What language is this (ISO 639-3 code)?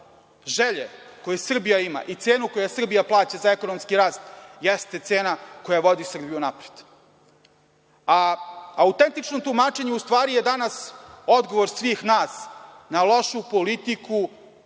srp